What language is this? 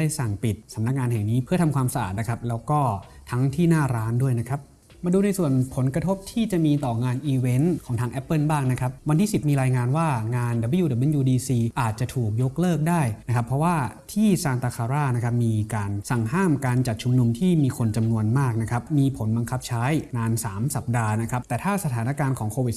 Thai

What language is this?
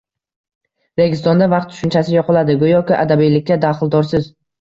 Uzbek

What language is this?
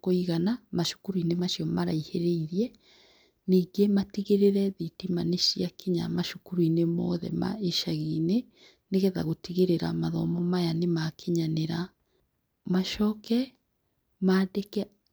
Kikuyu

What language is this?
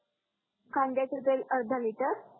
Marathi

